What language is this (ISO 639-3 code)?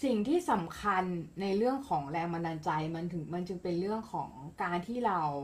tha